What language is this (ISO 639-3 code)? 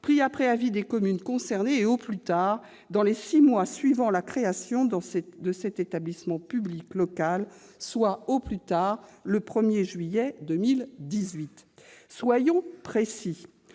fra